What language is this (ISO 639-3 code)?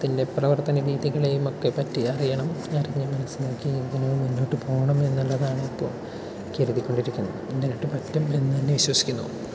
mal